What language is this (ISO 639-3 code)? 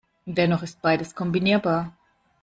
deu